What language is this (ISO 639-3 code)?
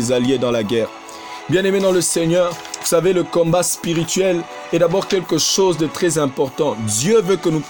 fra